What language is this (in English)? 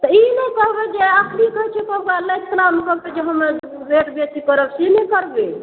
Maithili